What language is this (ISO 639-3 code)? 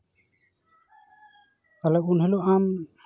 sat